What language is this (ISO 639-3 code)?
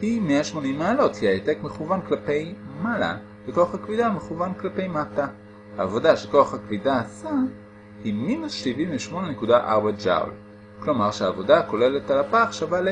heb